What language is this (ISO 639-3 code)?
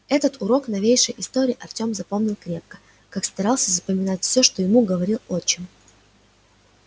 rus